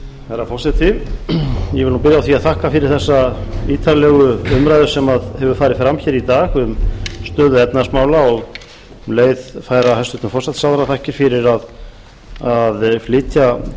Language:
Icelandic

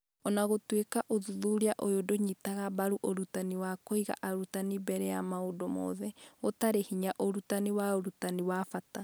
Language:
Kikuyu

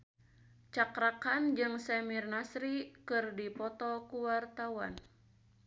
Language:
Sundanese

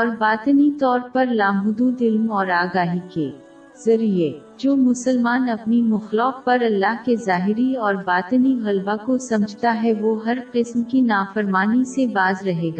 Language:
Urdu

